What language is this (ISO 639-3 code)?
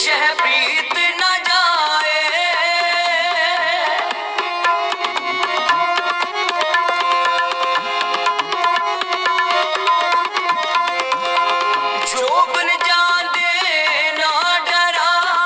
pan